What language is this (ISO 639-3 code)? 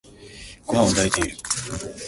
jpn